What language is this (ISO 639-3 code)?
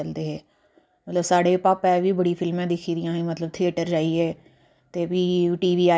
doi